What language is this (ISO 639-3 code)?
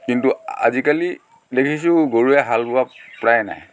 asm